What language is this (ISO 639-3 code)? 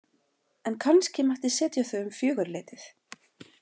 isl